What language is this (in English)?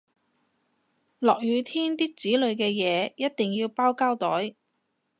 Cantonese